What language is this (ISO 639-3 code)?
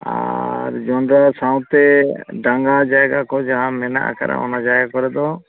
sat